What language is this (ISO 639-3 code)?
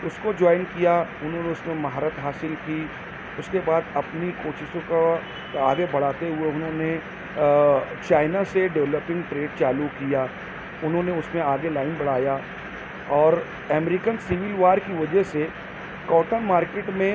urd